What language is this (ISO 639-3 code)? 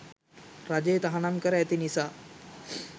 sin